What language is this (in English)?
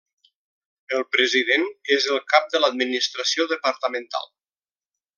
Catalan